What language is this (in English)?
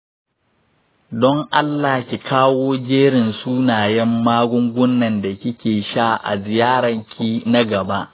Hausa